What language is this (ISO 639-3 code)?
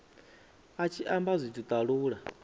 ven